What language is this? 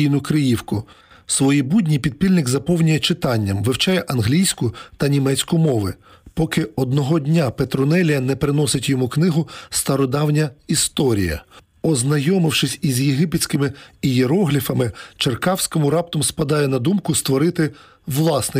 Ukrainian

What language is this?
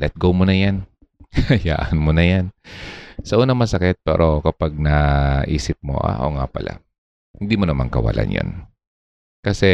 Filipino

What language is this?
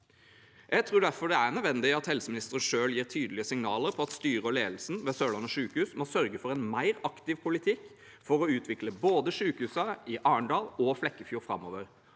Norwegian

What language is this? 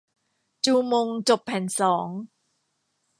Thai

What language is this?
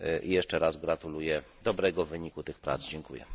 Polish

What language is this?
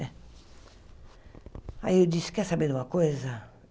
Portuguese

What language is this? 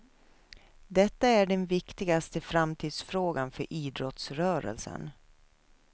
Swedish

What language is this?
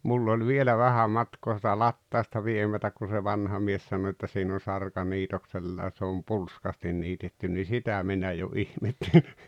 Finnish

